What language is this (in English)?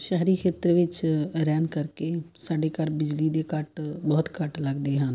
Punjabi